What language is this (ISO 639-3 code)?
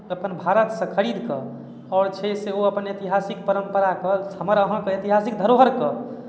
mai